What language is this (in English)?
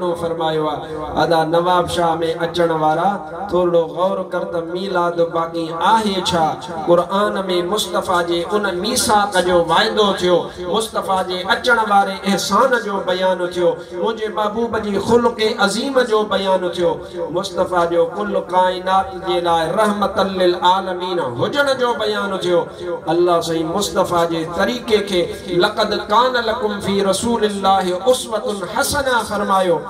Arabic